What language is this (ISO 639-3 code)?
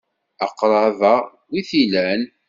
kab